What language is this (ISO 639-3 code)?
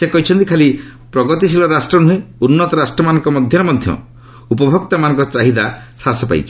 ori